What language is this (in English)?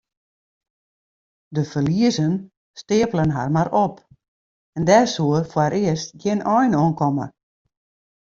Western Frisian